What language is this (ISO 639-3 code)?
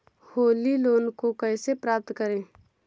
hin